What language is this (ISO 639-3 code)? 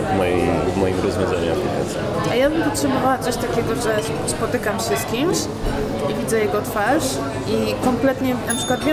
pol